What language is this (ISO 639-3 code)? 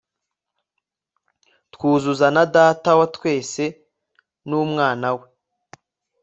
kin